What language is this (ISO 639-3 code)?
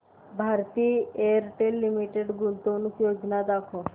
mar